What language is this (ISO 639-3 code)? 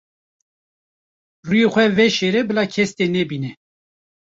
kur